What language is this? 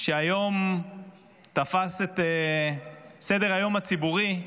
Hebrew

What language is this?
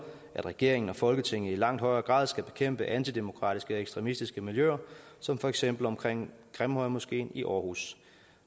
Danish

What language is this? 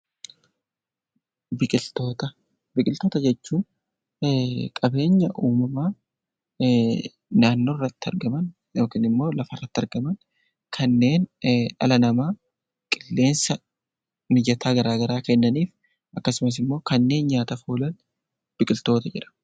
Oromo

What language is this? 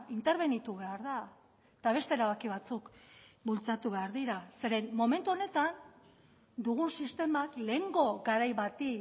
Basque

